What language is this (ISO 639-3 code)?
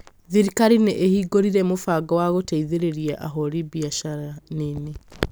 kik